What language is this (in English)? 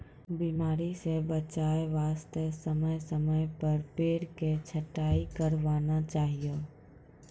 Maithili